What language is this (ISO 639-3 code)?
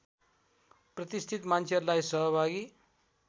nep